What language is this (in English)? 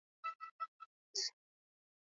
Swahili